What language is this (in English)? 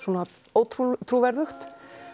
Icelandic